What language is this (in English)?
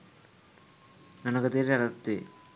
Sinhala